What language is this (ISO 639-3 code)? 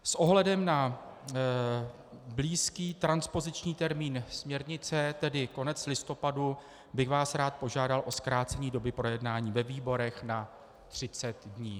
ces